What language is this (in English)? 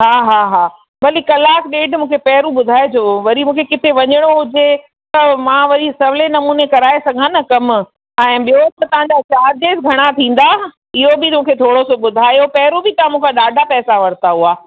Sindhi